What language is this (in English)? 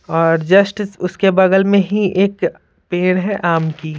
Hindi